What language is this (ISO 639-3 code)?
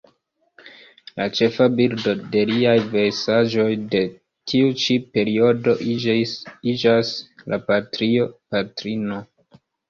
epo